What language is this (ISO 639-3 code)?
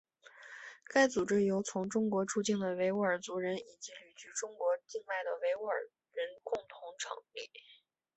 zho